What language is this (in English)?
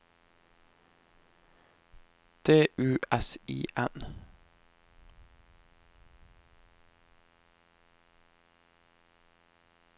Norwegian